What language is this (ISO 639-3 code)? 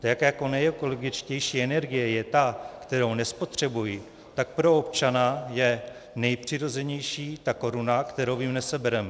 ces